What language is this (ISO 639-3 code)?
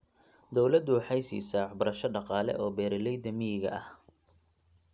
som